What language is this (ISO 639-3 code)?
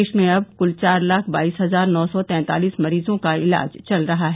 hin